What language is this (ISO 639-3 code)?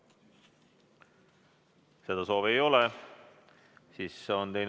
est